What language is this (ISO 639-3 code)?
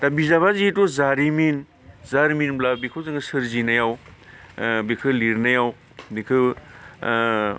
brx